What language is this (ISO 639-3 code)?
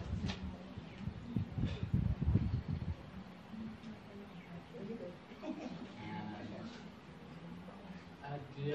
ind